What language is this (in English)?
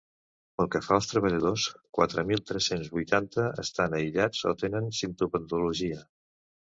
Catalan